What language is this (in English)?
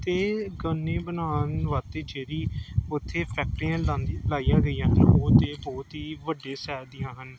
Punjabi